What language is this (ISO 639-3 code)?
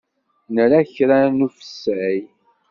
kab